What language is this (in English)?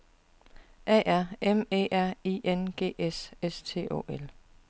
Danish